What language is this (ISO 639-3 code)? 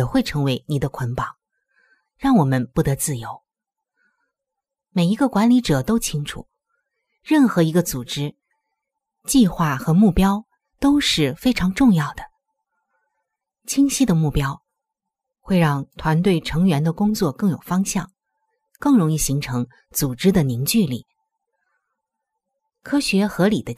zho